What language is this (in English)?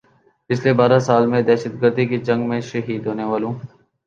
Urdu